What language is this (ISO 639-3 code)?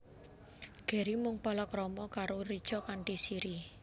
jav